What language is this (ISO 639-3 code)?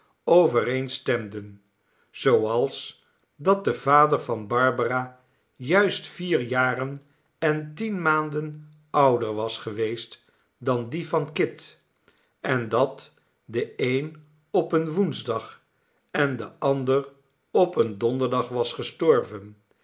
nld